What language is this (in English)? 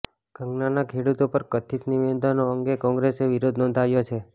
Gujarati